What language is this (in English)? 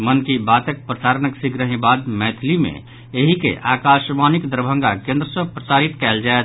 Maithili